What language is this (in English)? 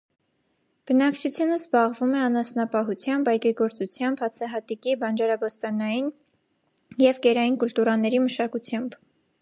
Armenian